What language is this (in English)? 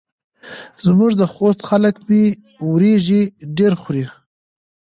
Pashto